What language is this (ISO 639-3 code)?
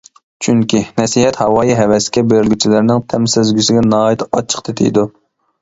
uig